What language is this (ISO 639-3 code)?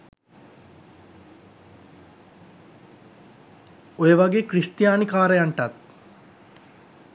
sin